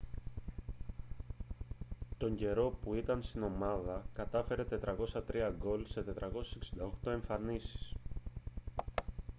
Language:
Greek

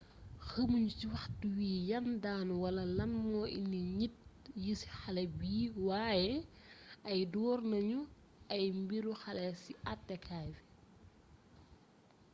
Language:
Wolof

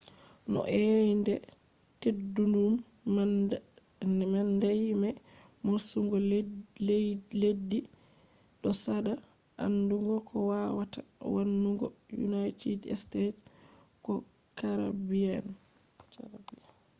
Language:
Fula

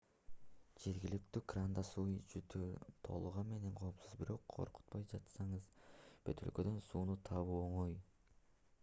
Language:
Kyrgyz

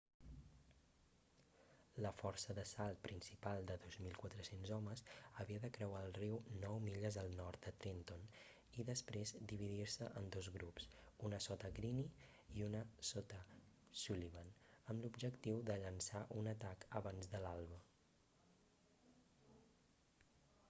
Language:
Catalan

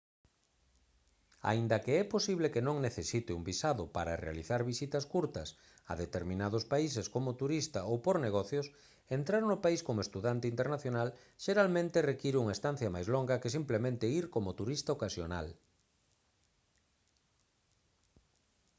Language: Galician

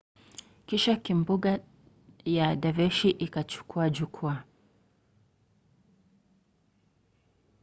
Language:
Swahili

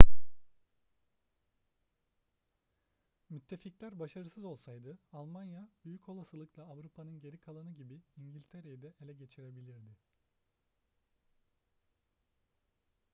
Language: Turkish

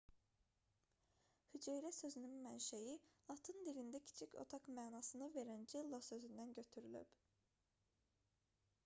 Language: Azerbaijani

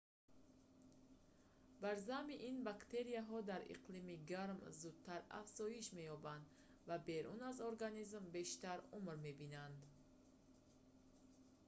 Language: Tajik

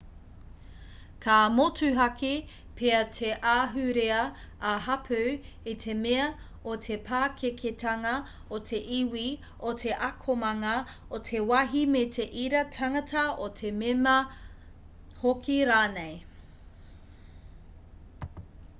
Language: Māori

